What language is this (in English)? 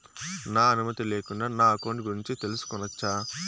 Telugu